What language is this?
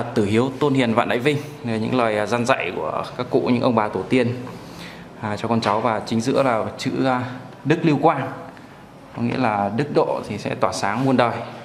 Vietnamese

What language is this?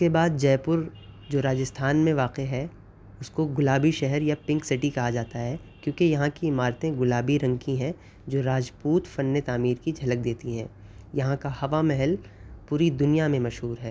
Urdu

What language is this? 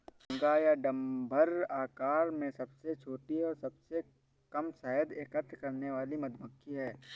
Hindi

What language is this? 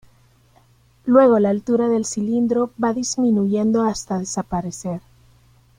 Spanish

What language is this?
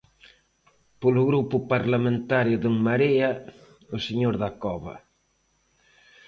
Galician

